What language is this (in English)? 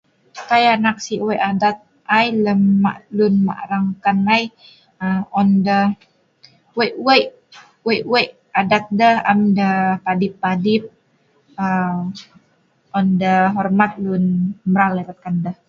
Sa'ban